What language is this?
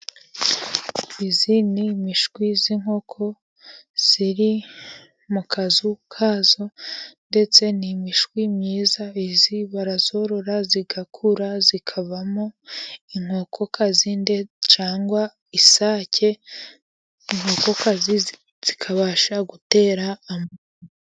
Kinyarwanda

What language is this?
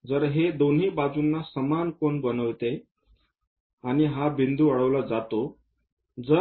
Marathi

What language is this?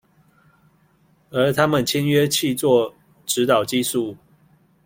Chinese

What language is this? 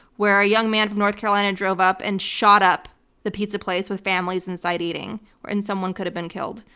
English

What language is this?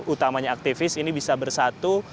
Indonesian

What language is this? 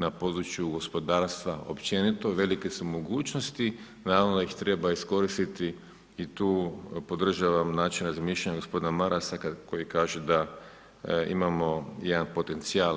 Croatian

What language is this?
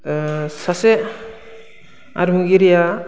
Bodo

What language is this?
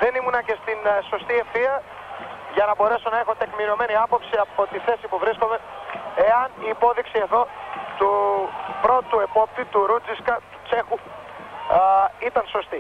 Greek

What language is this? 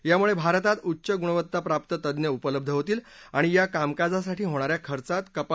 Marathi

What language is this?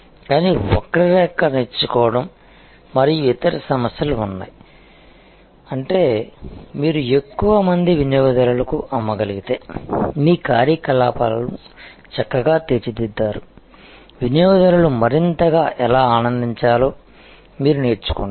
Telugu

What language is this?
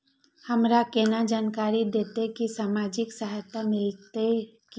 Maithili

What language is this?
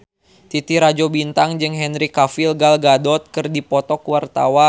Sundanese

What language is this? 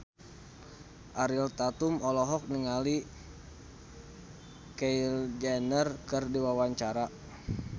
Sundanese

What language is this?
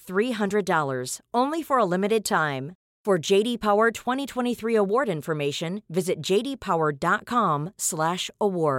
Swedish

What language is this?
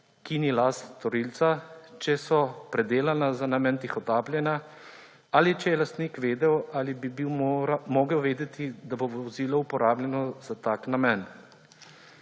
Slovenian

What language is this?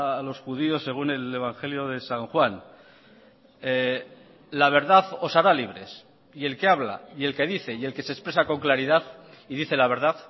Spanish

